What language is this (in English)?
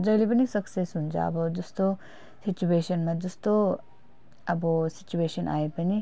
Nepali